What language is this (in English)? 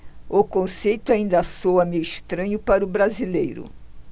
Portuguese